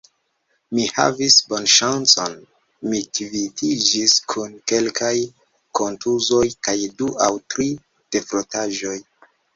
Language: Esperanto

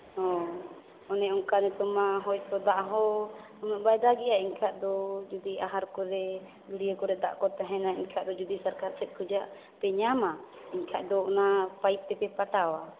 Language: Santali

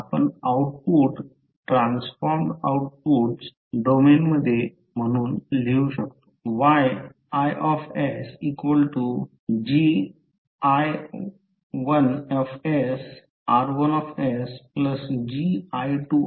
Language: Marathi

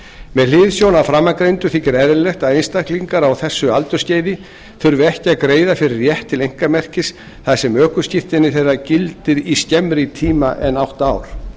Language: Icelandic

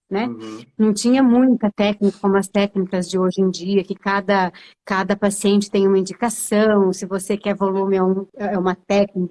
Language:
Portuguese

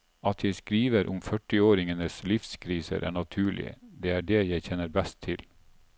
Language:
Norwegian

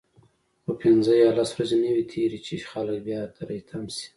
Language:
Pashto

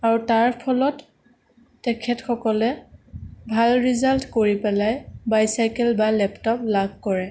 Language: Assamese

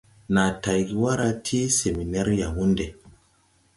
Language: Tupuri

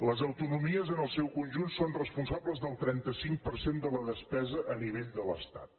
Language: Catalan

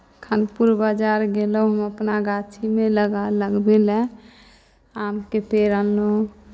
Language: Maithili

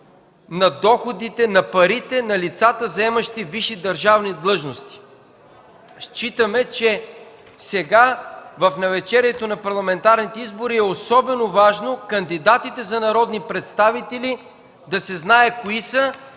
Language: Bulgarian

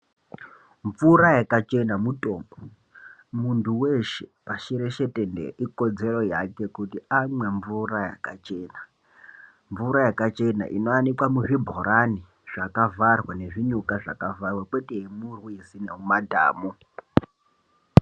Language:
Ndau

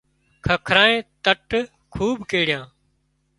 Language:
Wadiyara Koli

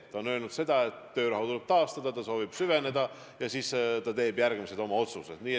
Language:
Estonian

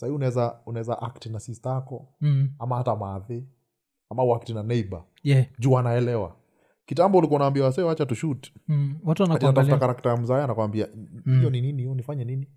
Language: Swahili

